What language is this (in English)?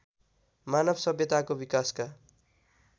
Nepali